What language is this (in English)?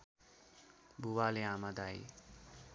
Nepali